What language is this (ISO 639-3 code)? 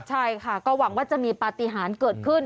tha